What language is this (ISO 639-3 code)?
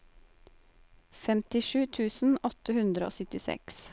nor